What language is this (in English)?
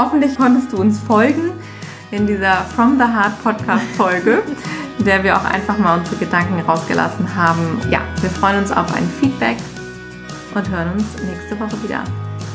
German